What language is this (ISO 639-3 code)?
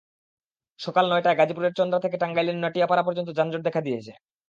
ben